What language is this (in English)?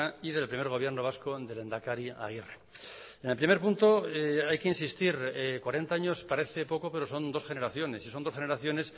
Spanish